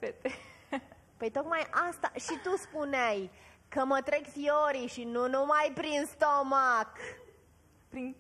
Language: Romanian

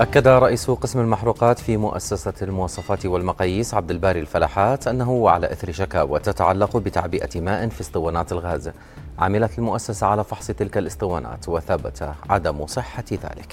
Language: Arabic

